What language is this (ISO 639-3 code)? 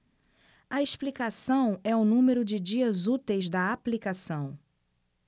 por